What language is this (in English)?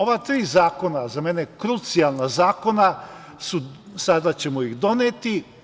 Serbian